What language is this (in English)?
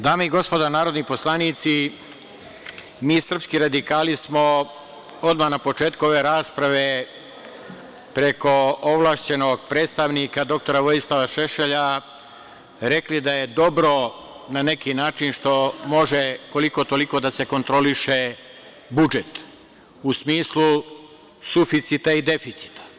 Serbian